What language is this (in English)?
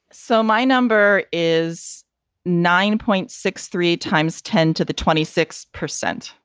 English